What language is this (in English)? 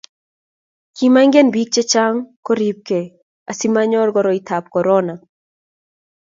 Kalenjin